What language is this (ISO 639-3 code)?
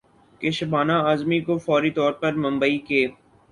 urd